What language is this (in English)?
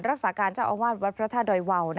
Thai